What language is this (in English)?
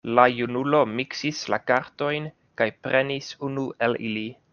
Esperanto